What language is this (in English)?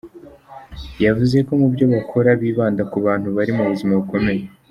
Kinyarwanda